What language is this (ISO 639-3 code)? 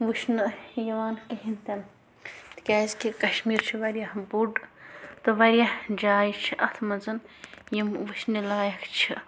kas